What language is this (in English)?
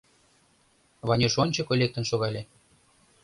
Mari